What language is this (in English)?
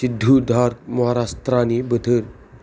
Bodo